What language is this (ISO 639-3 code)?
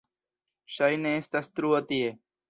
epo